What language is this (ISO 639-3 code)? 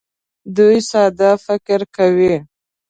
pus